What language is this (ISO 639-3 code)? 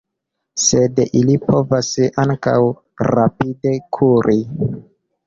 epo